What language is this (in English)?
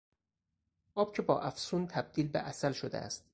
Persian